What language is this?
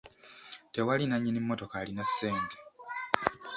Ganda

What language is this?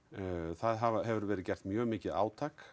Icelandic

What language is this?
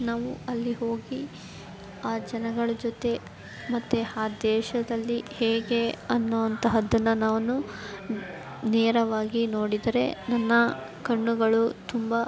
Kannada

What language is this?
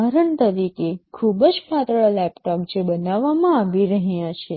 Gujarati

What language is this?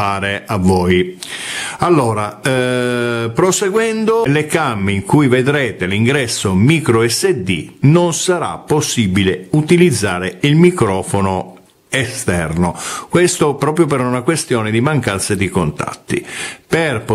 Italian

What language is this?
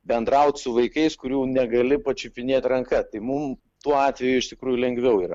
Lithuanian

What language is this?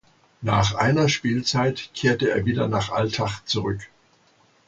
German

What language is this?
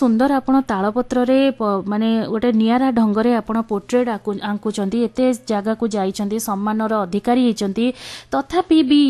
Hindi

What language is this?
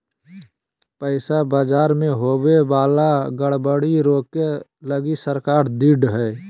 Magahi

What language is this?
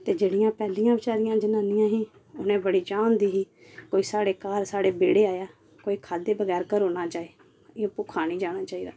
Dogri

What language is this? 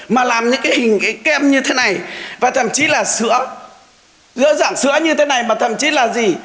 Vietnamese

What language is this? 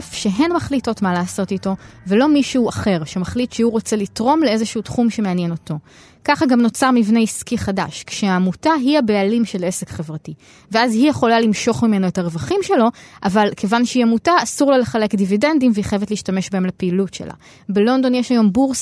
Hebrew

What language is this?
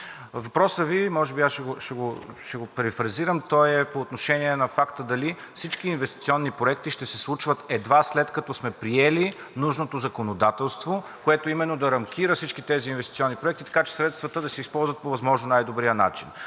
Bulgarian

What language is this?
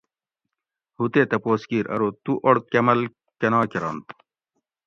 Gawri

